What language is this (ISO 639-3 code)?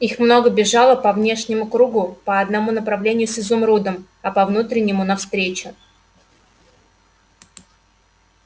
rus